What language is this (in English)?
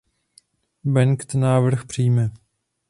Czech